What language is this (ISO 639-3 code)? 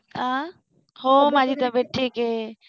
mar